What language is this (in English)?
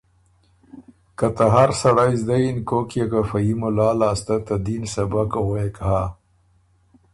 Ormuri